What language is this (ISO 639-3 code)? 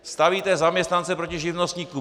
ces